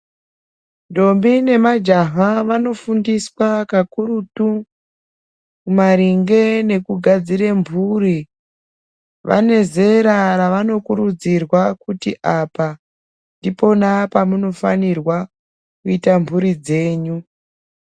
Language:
Ndau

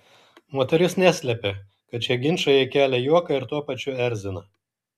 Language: Lithuanian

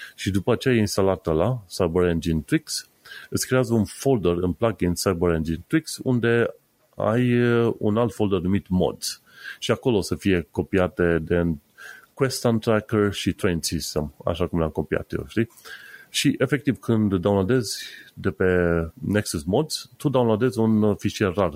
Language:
Romanian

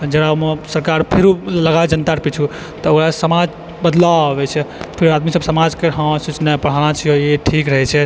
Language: Maithili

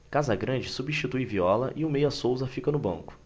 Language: Portuguese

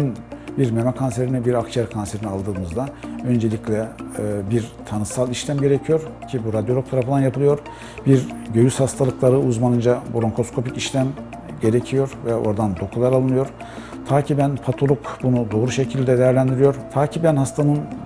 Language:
Turkish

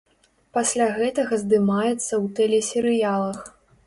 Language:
Belarusian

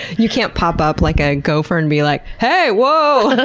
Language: English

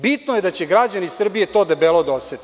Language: Serbian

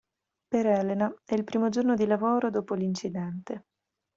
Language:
Italian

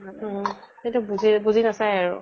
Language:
Assamese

